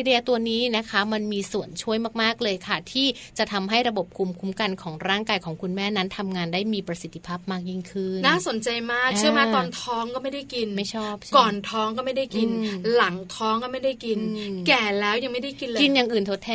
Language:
Thai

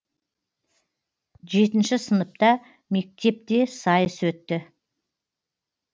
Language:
Kazakh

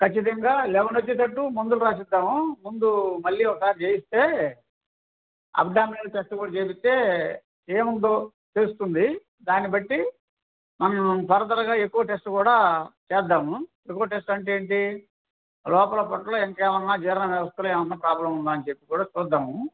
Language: Telugu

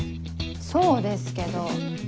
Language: Japanese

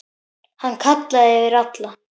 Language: Icelandic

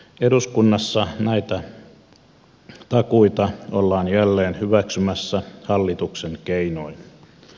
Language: Finnish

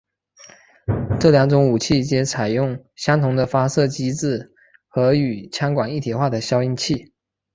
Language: Chinese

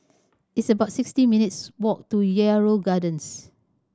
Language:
English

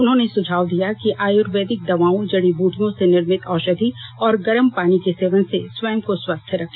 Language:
Hindi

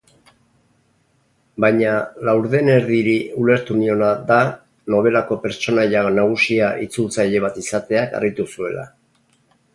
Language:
Basque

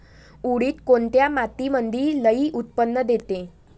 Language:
Marathi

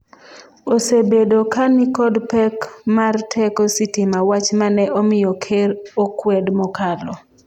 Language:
Luo (Kenya and Tanzania)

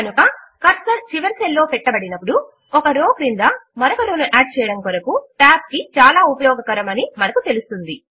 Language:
Telugu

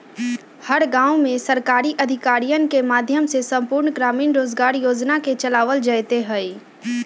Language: Magahi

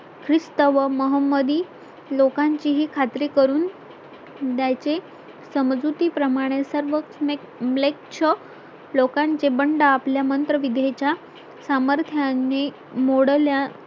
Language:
Marathi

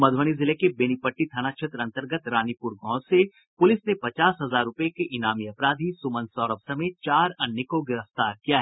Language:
Hindi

